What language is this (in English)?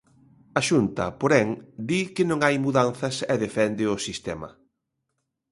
Galician